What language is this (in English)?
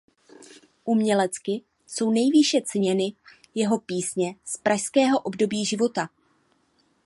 Czech